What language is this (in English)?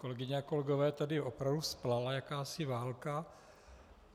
Czech